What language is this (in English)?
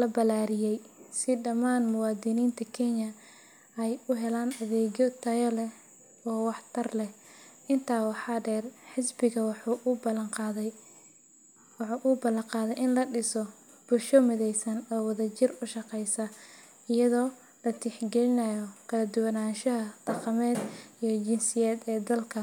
Somali